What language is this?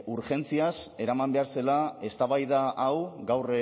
Basque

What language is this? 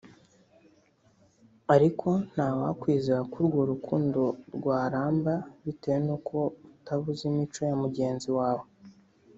Kinyarwanda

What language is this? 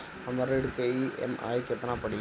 Bhojpuri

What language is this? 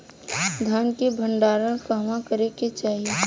Bhojpuri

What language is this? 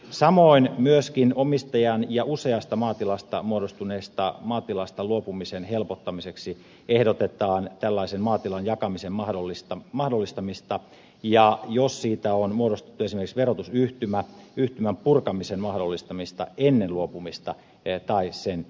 Finnish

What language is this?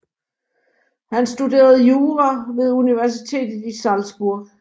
Danish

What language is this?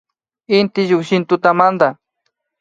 Imbabura Highland Quichua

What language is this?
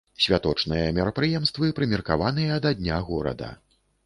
Belarusian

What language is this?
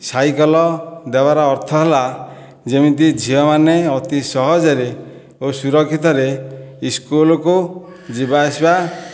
Odia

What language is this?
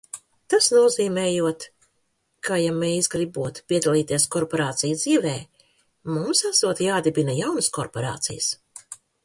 Latvian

